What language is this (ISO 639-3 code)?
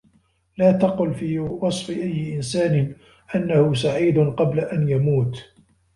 ara